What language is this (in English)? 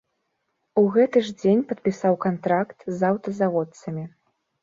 Belarusian